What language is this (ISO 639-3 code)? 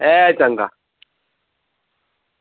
doi